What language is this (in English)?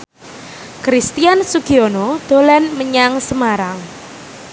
Javanese